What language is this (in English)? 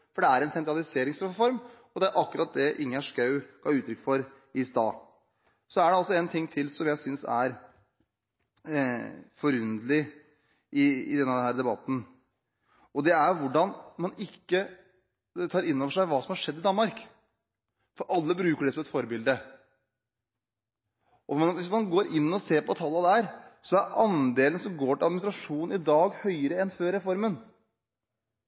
Norwegian Bokmål